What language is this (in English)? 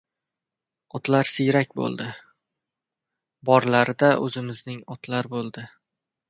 Uzbek